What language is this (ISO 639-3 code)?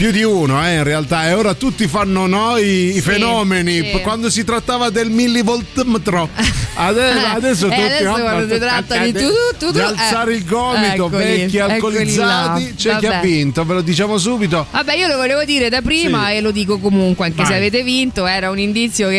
ita